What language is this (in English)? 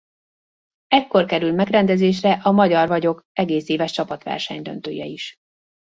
Hungarian